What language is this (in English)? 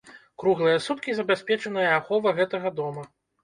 Belarusian